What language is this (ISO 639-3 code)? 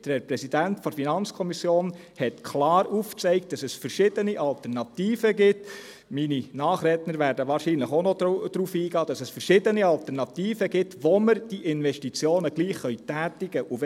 gsw